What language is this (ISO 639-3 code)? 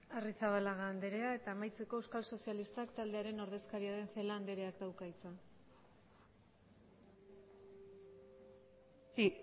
eus